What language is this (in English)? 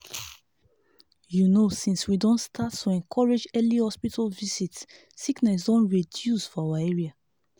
Nigerian Pidgin